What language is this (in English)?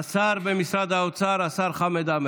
Hebrew